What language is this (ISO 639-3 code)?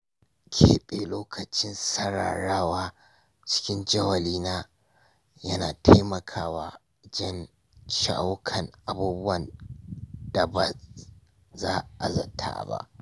hau